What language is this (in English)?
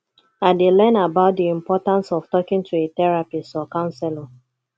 Nigerian Pidgin